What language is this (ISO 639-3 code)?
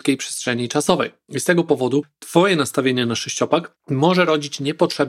pol